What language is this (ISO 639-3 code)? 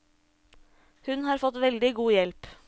nor